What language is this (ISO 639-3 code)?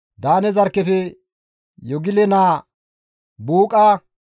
gmv